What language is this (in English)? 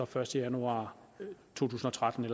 Danish